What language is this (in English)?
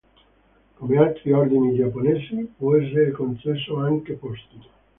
Italian